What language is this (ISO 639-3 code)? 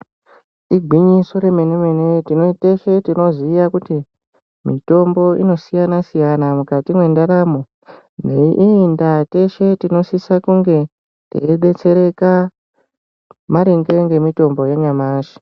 ndc